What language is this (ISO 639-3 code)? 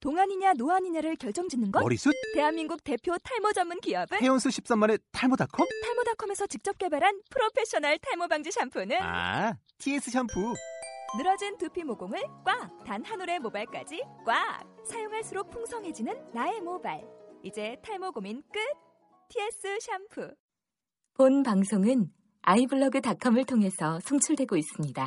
kor